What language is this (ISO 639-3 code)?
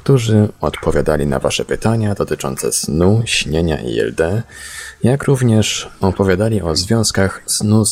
pol